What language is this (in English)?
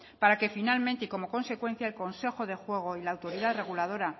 Spanish